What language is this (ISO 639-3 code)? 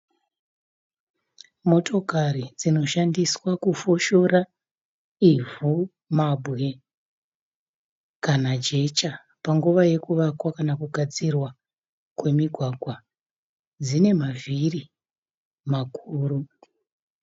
sna